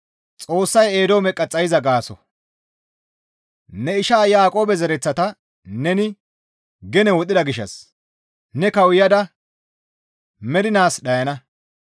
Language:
Gamo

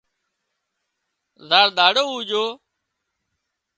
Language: Wadiyara Koli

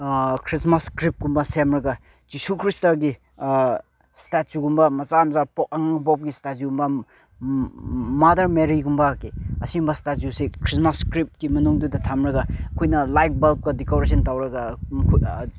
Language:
Manipuri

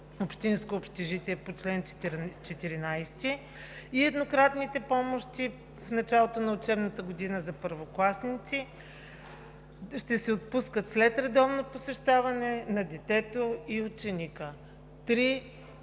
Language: Bulgarian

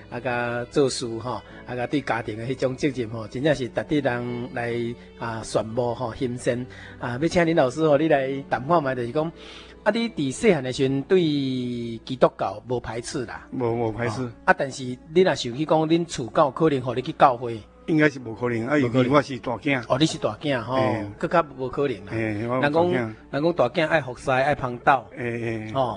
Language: Chinese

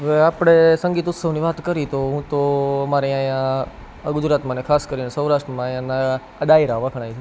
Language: Gujarati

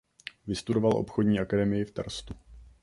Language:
Czech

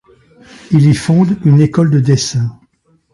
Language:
French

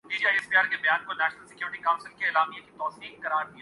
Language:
Urdu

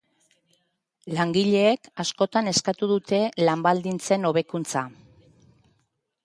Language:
Basque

